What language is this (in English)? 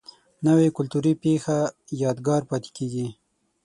Pashto